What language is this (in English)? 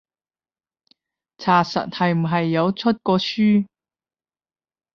Cantonese